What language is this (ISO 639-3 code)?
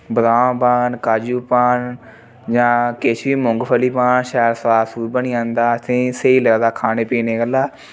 doi